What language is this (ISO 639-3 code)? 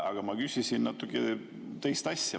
est